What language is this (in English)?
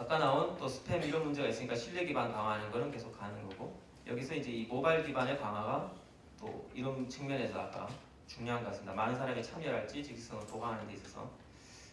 Korean